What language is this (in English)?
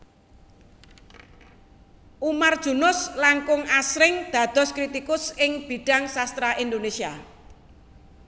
Javanese